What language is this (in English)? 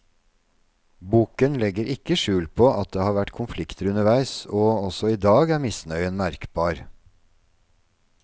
Norwegian